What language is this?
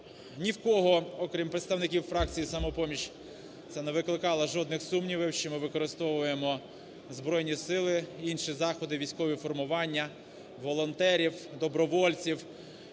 Ukrainian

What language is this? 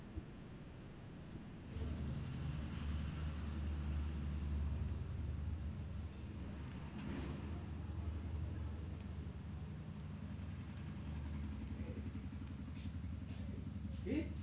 Bangla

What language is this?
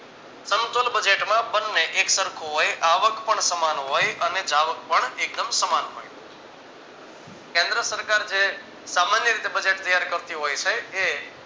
Gujarati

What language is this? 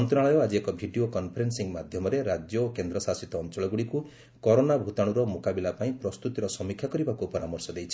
Odia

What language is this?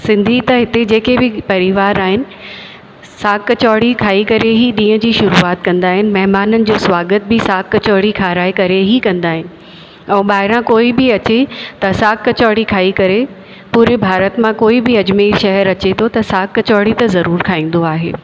Sindhi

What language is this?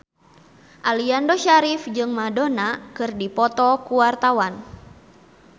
Sundanese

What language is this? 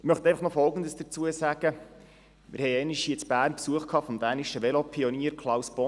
Swiss German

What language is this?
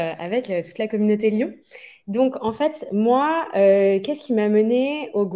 French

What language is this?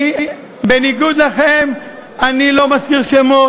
Hebrew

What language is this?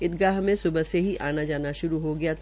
Hindi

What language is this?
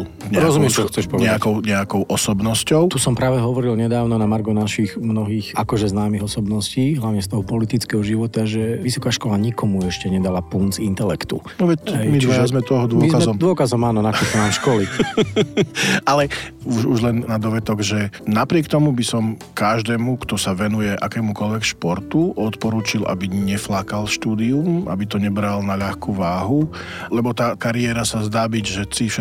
Slovak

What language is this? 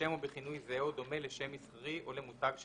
Hebrew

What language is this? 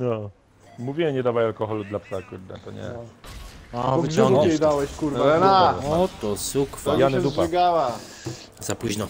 Polish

